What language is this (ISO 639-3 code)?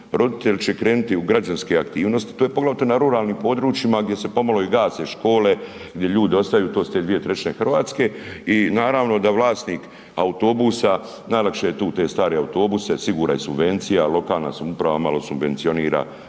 hrv